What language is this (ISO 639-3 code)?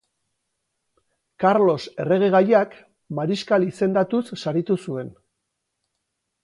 eus